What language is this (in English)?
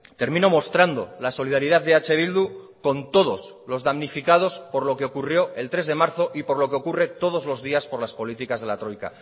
Spanish